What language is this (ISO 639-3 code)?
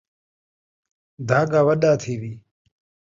skr